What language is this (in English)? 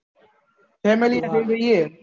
Gujarati